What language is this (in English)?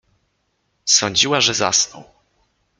Polish